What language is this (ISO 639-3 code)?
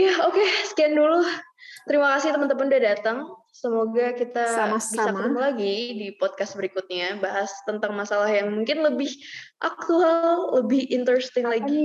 ind